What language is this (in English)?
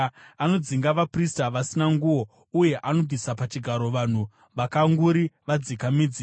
Shona